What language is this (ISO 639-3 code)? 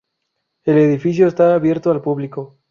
spa